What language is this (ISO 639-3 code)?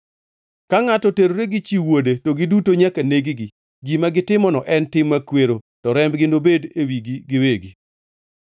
luo